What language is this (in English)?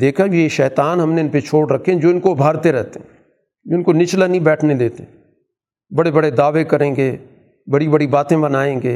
Urdu